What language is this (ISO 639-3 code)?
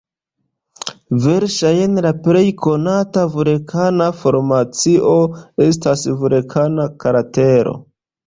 epo